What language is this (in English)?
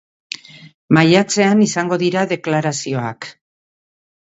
Basque